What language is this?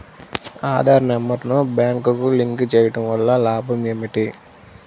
Telugu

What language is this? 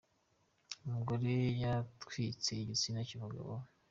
Kinyarwanda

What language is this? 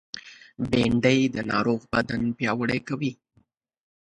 Pashto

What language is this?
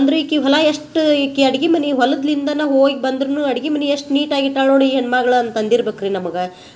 Kannada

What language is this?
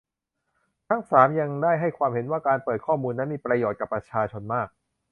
Thai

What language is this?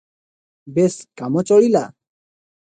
Odia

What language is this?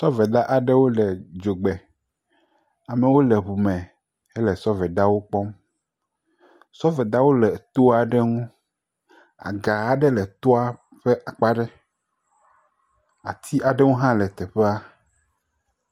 Ewe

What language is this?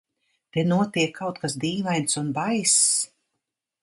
Latvian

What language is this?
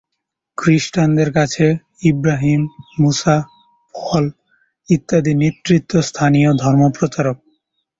Bangla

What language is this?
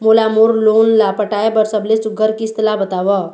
Chhattisgarhi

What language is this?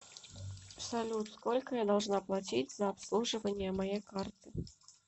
Russian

